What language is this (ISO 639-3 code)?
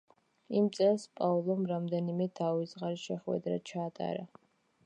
kat